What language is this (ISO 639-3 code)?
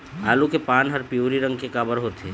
hne